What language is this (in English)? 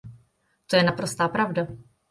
Czech